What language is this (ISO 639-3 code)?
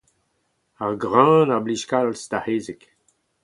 bre